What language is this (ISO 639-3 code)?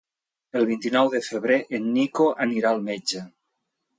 cat